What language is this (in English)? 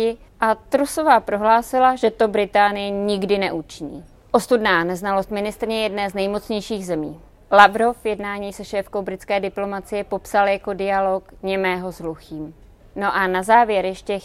Czech